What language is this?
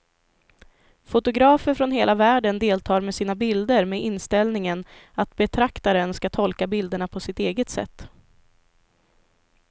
Swedish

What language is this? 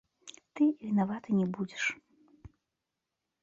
Belarusian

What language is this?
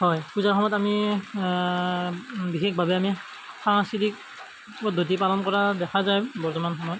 Assamese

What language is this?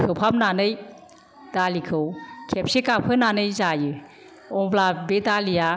Bodo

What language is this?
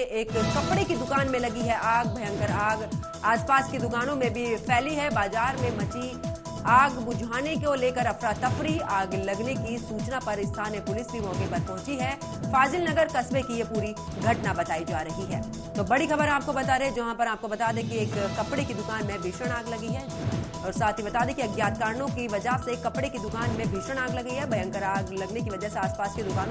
Hindi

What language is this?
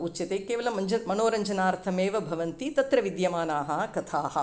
Sanskrit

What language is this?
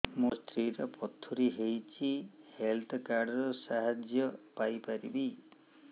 Odia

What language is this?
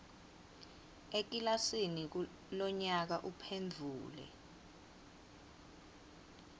Swati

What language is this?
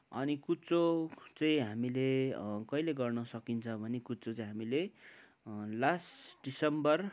Nepali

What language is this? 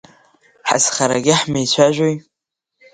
Abkhazian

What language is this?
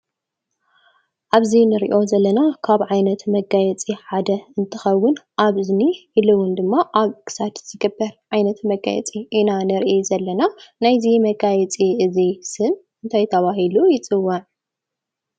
Tigrinya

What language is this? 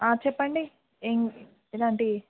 Telugu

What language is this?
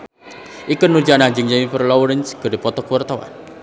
Sundanese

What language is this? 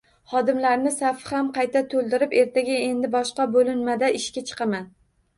Uzbek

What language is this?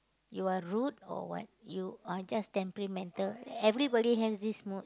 English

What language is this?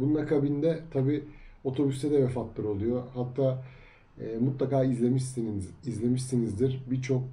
Turkish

